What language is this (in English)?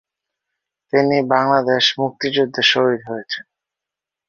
Bangla